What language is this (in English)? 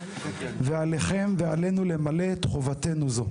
Hebrew